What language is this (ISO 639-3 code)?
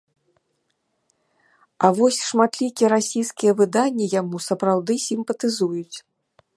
bel